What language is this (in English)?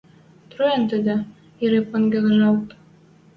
Western Mari